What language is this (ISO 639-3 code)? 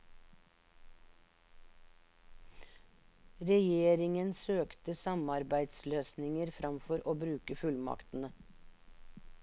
nor